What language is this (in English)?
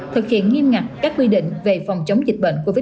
Vietnamese